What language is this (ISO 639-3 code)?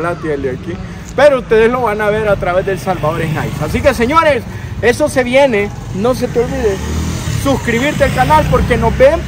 spa